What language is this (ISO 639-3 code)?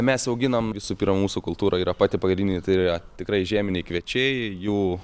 lit